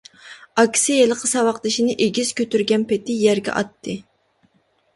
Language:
Uyghur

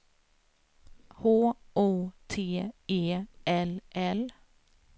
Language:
Swedish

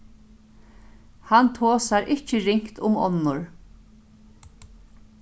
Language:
Faroese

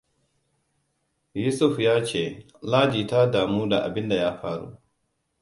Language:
Hausa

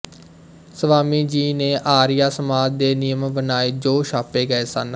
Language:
Punjabi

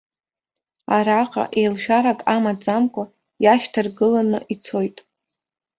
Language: Abkhazian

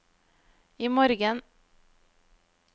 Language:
Norwegian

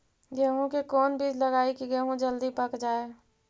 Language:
Magahi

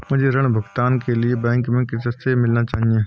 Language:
Hindi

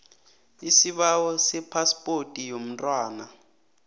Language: South Ndebele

